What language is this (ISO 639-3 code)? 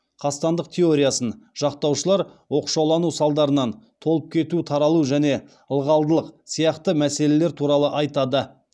kaz